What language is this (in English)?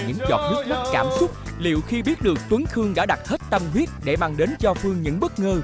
Vietnamese